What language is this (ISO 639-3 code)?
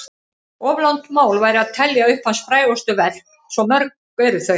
isl